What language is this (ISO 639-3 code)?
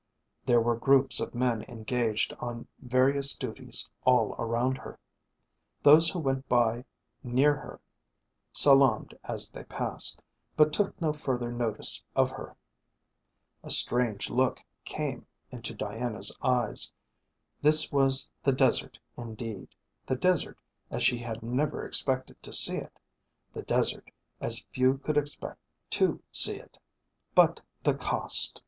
eng